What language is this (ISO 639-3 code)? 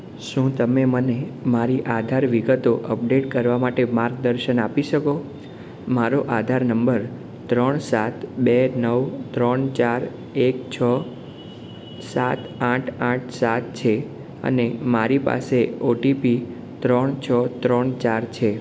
guj